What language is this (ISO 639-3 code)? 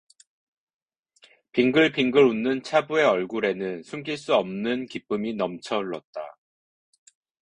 kor